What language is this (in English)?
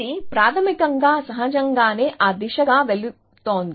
Telugu